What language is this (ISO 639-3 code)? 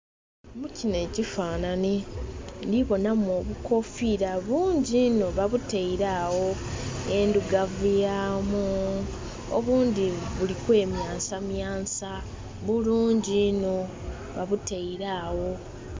xog